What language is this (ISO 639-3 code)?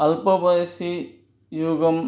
san